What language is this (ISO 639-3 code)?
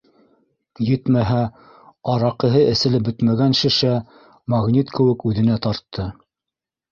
bak